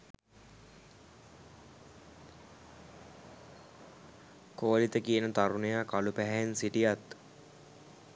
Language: Sinhala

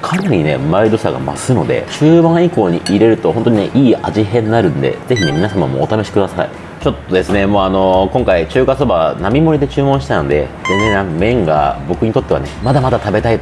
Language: Japanese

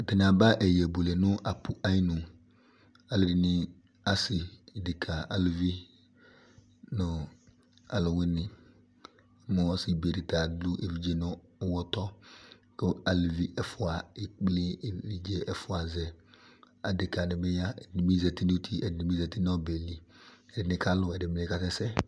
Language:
Ikposo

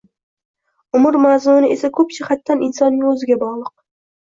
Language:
Uzbek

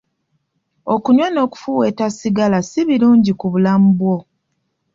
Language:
Ganda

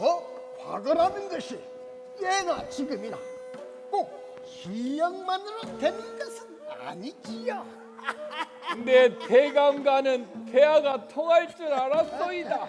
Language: Korean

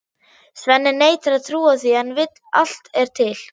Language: Icelandic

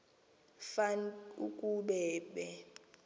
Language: Xhosa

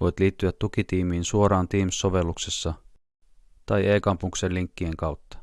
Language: Finnish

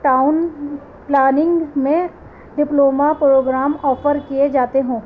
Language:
Urdu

